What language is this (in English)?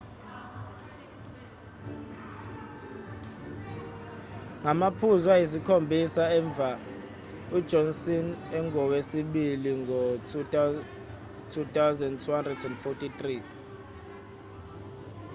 Zulu